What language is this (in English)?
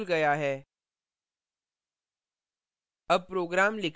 Hindi